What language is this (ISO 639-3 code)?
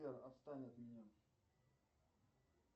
rus